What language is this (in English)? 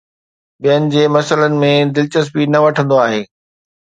Sindhi